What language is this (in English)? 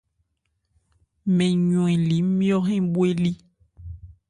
Ebrié